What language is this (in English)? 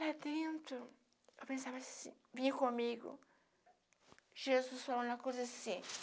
Portuguese